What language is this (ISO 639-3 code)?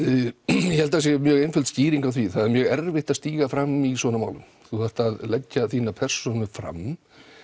isl